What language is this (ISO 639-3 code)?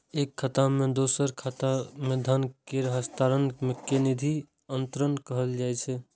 mai